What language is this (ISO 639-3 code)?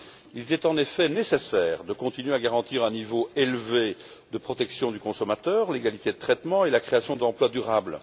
fra